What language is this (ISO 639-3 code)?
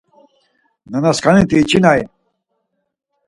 lzz